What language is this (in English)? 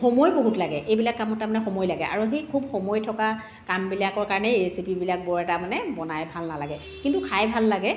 Assamese